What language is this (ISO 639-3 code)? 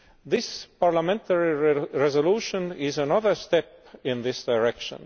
eng